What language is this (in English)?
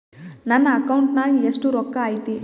Kannada